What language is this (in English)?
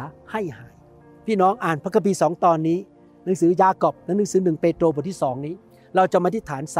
Thai